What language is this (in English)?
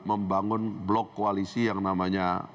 Indonesian